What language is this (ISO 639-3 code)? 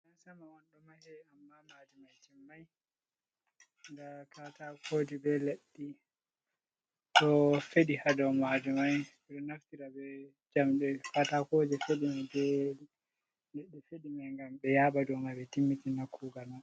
ful